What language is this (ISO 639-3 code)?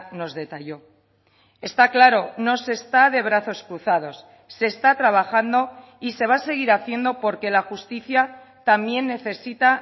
spa